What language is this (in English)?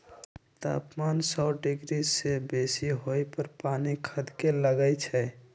Magahi